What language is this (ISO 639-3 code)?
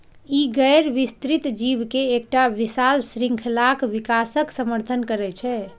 mai